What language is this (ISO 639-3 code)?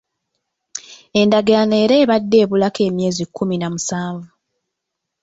lug